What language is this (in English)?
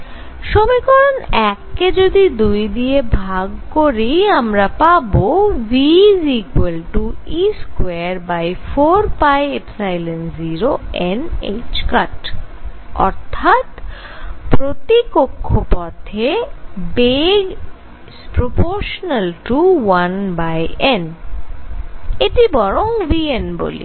Bangla